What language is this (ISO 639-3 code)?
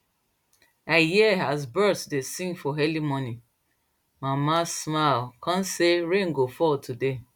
pcm